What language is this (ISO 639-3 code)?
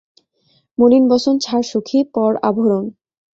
ben